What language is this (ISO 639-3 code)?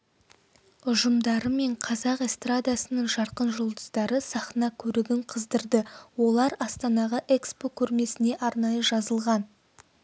kaz